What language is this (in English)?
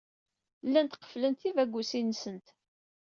Kabyle